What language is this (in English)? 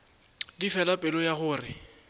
Northern Sotho